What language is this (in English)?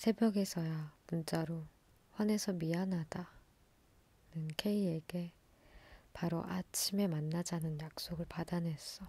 Korean